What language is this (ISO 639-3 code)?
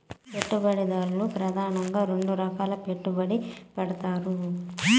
tel